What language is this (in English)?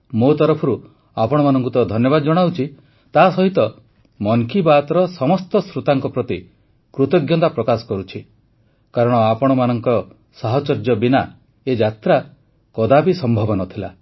Odia